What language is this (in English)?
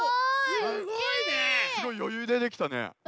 Japanese